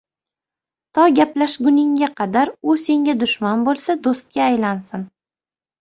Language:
Uzbek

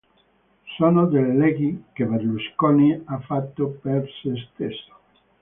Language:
Italian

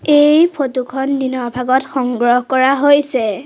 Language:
Assamese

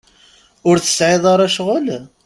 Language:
Kabyle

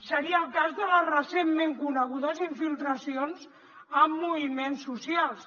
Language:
Catalan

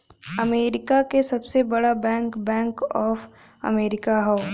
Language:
Bhojpuri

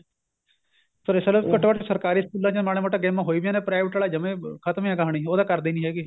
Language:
Punjabi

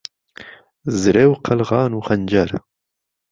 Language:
Central Kurdish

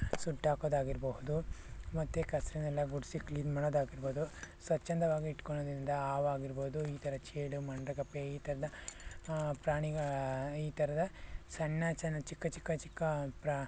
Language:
Kannada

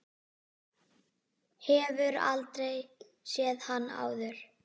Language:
Icelandic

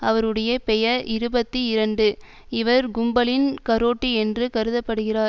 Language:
Tamil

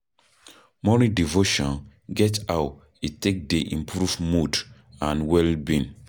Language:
Nigerian Pidgin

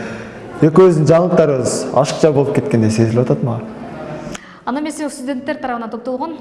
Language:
Turkish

